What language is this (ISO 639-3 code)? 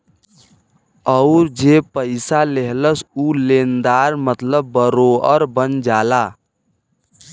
bho